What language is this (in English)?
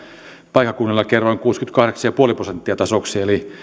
Finnish